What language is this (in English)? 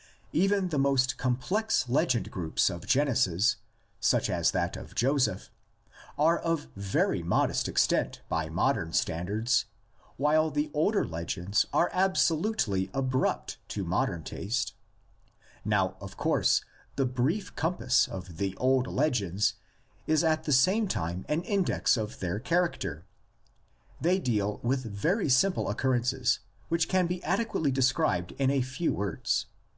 English